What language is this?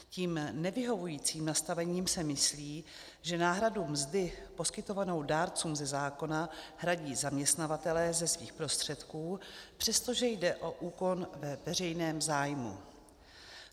Czech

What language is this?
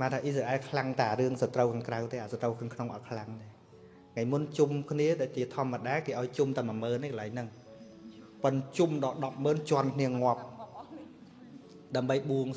Vietnamese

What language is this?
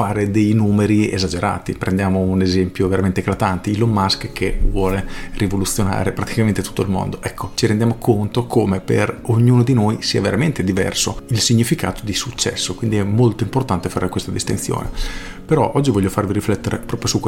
Italian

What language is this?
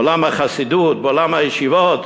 Hebrew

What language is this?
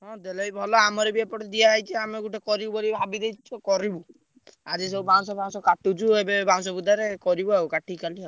Odia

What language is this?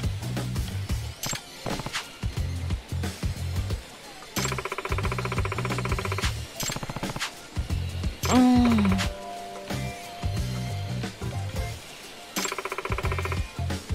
Japanese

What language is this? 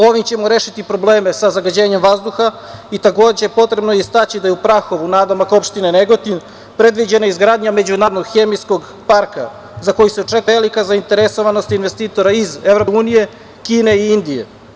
Serbian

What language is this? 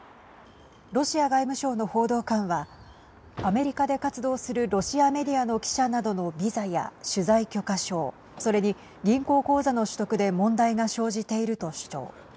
Japanese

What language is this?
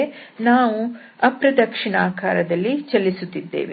Kannada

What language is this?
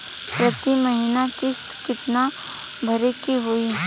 Bhojpuri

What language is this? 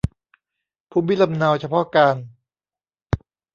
Thai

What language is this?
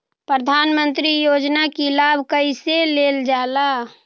Magahi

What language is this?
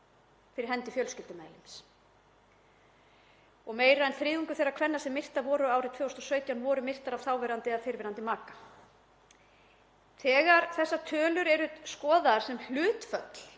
Icelandic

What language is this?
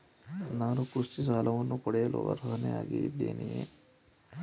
Kannada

